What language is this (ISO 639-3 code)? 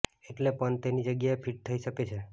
guj